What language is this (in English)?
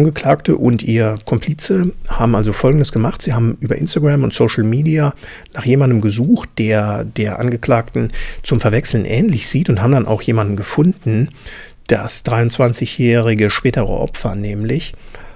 German